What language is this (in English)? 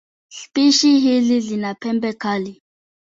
Swahili